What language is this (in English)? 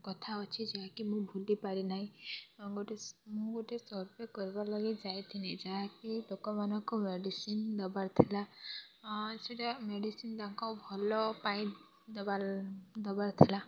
Odia